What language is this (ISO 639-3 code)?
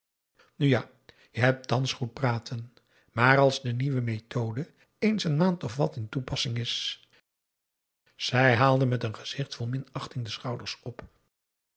nld